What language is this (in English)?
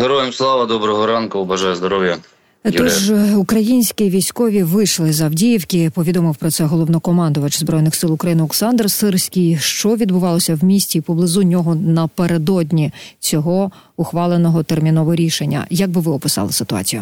Ukrainian